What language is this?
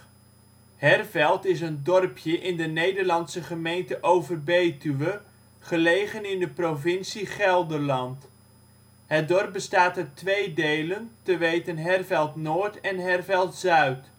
Dutch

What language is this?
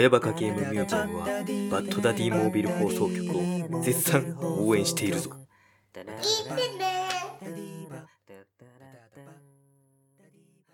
Japanese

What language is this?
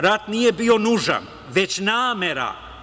Serbian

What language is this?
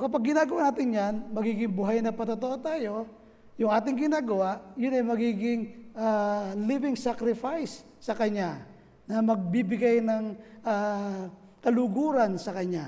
Filipino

